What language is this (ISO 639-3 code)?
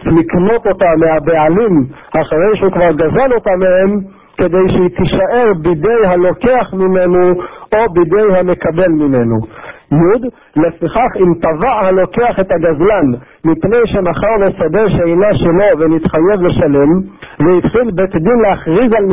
heb